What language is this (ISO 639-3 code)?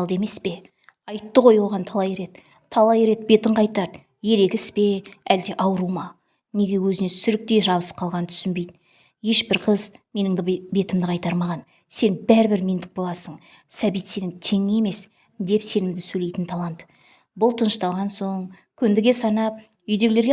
tur